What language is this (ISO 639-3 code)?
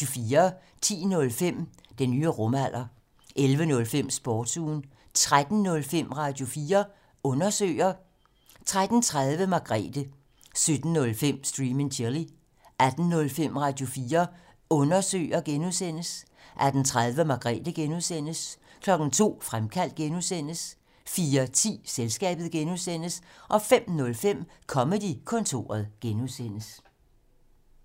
dan